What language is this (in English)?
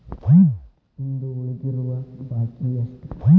Kannada